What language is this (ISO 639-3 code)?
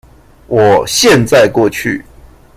zho